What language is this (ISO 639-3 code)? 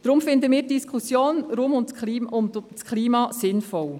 gsw